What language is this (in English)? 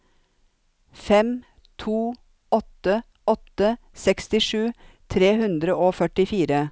Norwegian